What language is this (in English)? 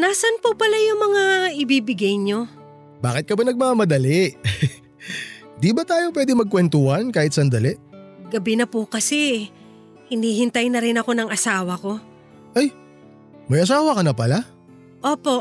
Filipino